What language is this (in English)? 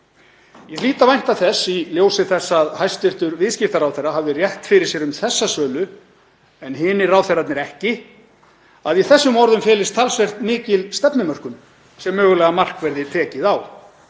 Icelandic